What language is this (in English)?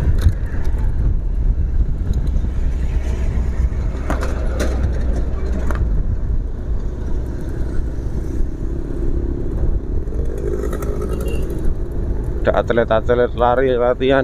Indonesian